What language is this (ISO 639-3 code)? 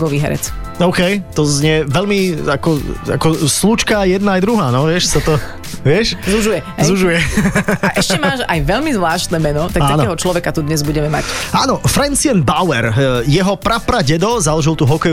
slk